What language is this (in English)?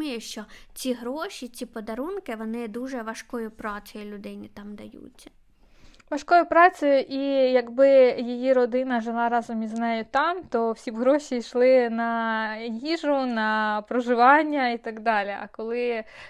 Ukrainian